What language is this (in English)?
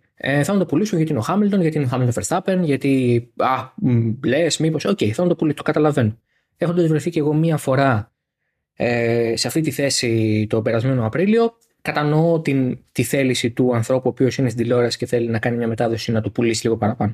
Greek